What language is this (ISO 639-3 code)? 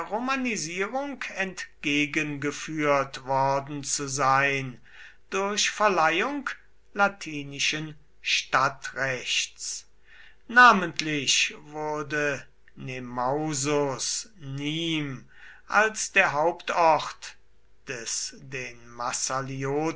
deu